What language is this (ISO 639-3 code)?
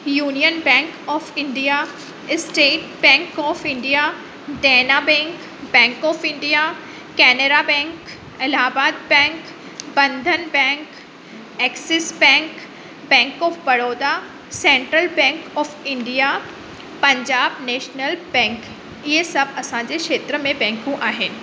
snd